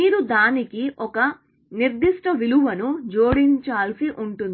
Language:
Telugu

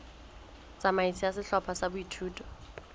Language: Southern Sotho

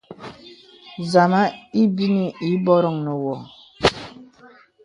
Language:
Bebele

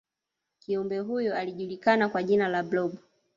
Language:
Swahili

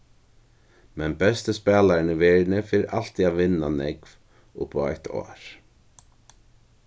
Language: Faroese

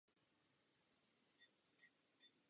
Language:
Czech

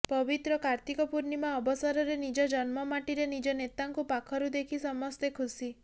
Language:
Odia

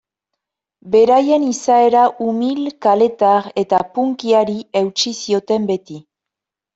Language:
Basque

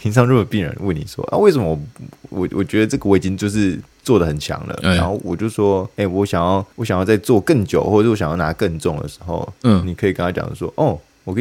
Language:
Chinese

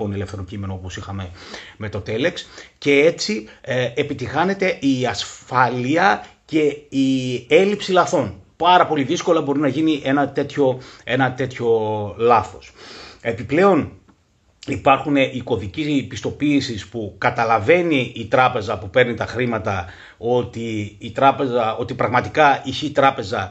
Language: Greek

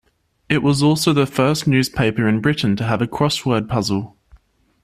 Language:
English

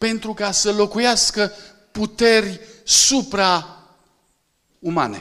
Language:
Romanian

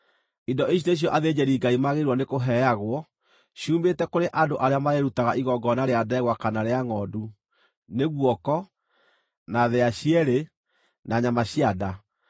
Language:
Kikuyu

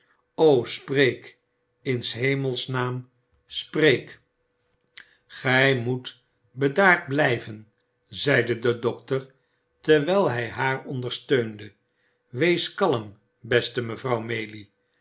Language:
Dutch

